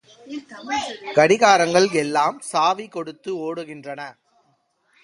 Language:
Tamil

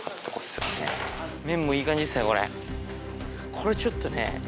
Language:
Japanese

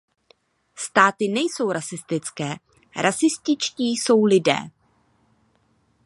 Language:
Czech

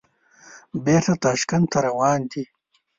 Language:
Pashto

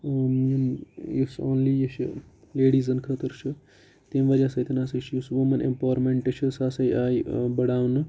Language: Kashmiri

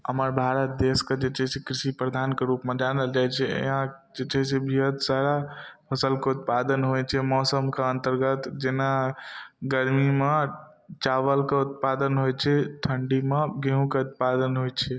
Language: Maithili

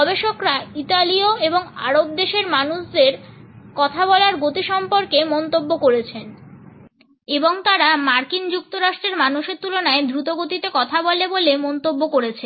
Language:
Bangla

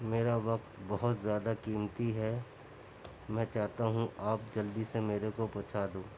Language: Urdu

